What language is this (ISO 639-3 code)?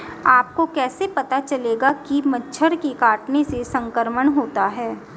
hin